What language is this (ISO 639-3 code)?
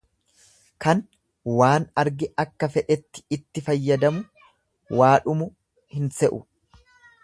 orm